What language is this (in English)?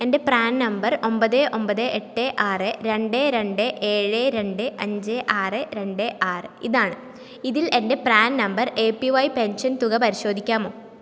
Malayalam